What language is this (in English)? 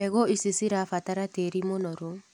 Kikuyu